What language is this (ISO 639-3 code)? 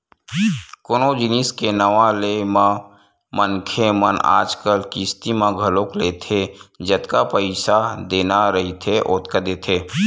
hne